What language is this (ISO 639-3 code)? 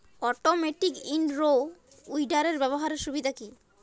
ben